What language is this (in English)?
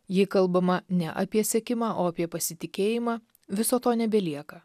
Lithuanian